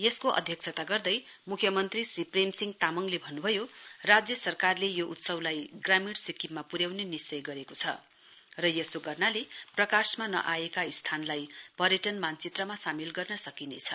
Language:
Nepali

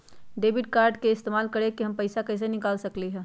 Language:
Magahi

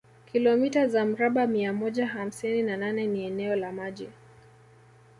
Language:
Swahili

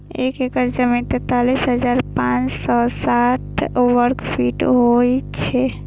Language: Maithili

